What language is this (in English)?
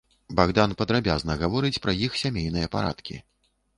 Belarusian